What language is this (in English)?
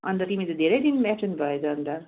Nepali